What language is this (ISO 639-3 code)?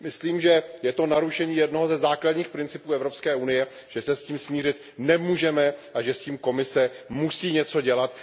ces